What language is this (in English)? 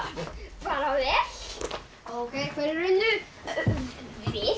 Icelandic